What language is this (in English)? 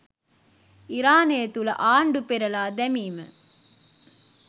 Sinhala